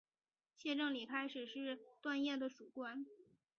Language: Chinese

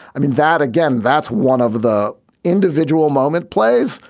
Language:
English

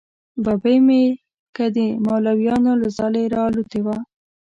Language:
Pashto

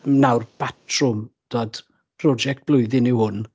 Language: Welsh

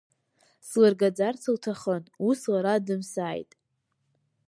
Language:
Abkhazian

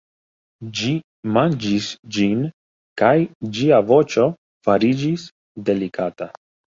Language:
Esperanto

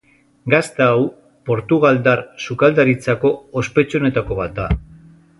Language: Basque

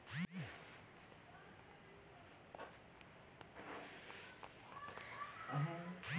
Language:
Chhattisgarhi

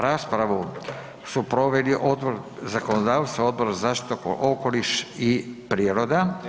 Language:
Croatian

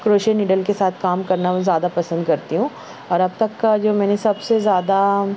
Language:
Urdu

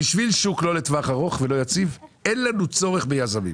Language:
Hebrew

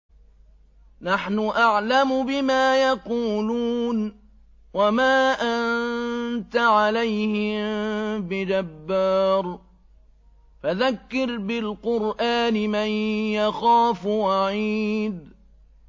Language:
Arabic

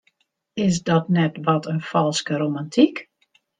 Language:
Western Frisian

